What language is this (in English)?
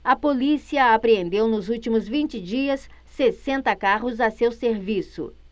Portuguese